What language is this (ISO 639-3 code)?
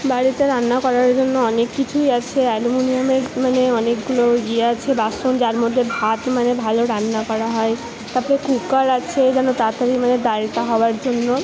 ben